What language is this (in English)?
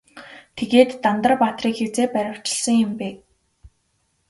Mongolian